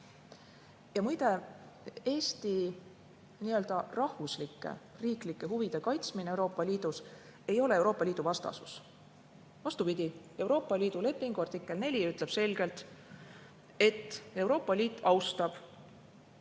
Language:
Estonian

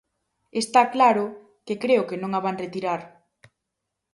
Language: Galician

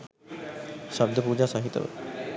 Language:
Sinhala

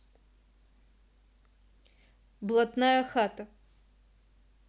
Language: Russian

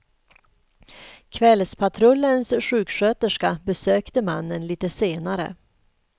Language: Swedish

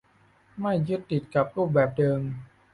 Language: Thai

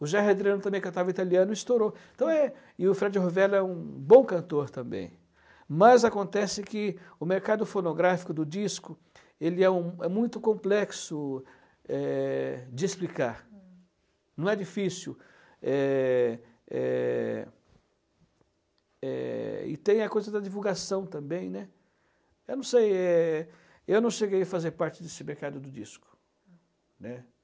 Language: Portuguese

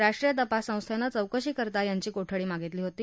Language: Marathi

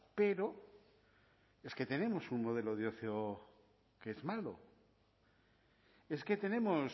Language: Spanish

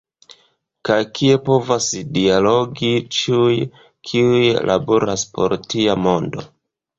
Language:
Esperanto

